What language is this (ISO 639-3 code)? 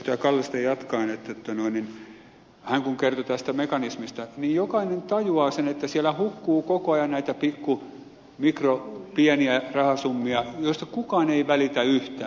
fin